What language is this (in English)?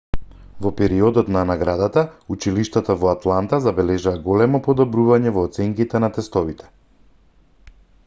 Macedonian